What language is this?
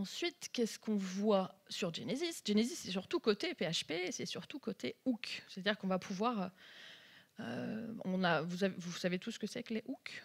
French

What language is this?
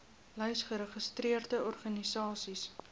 Afrikaans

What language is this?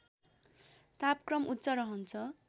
Nepali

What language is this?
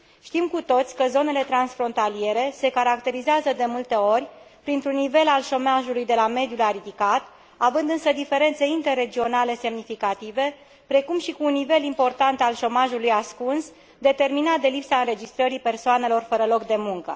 Romanian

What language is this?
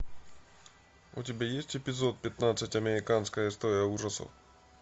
Russian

